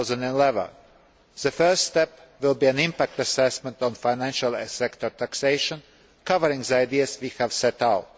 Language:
English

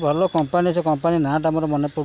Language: Odia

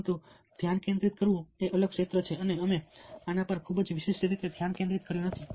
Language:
Gujarati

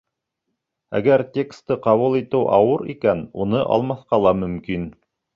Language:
Bashkir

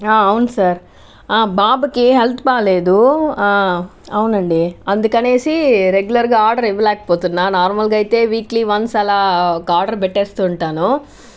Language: Telugu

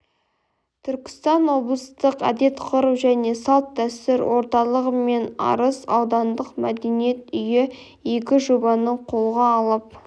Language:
Kazakh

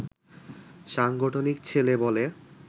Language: Bangla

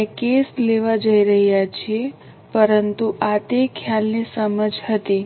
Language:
Gujarati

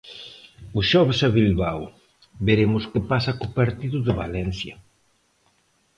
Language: Galician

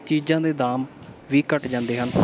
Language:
Punjabi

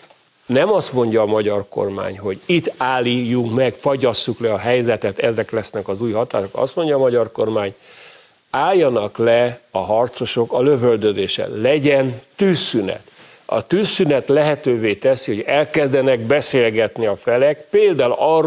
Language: Hungarian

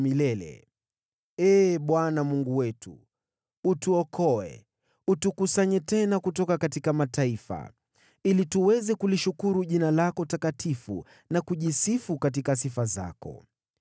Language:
Swahili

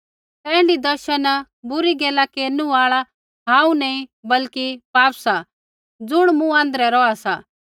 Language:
Kullu Pahari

